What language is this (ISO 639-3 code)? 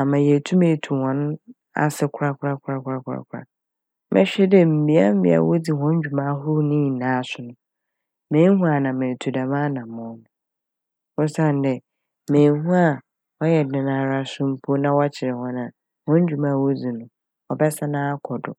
aka